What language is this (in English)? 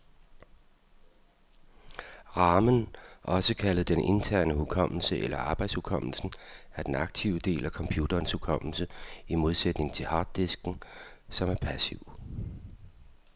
Danish